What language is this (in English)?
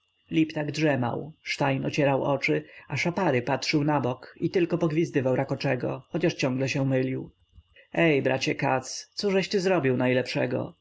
Polish